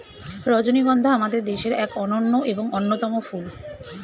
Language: Bangla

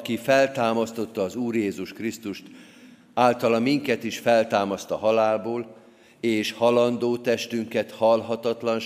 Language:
Hungarian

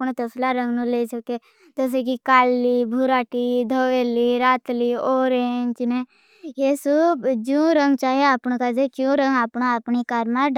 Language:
Bhili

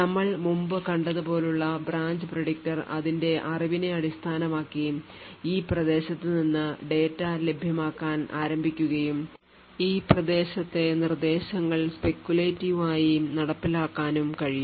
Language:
Malayalam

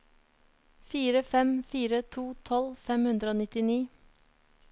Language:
Norwegian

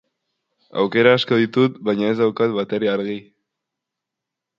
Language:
Basque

